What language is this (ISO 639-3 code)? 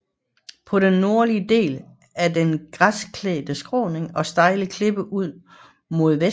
dan